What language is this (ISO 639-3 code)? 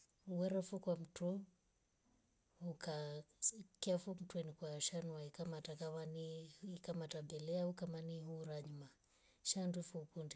rof